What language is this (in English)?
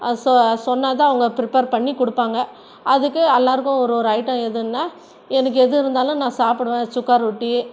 Tamil